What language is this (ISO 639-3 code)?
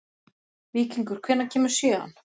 isl